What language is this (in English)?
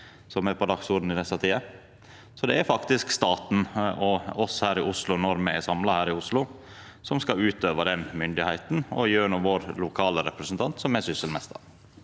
Norwegian